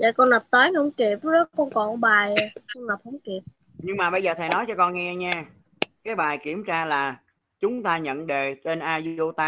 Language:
Vietnamese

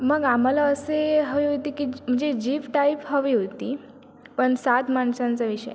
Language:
Marathi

